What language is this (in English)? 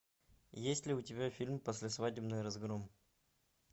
Russian